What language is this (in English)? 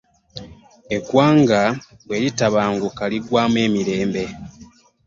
Ganda